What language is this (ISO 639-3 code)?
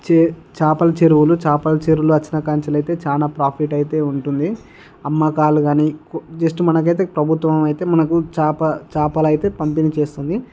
tel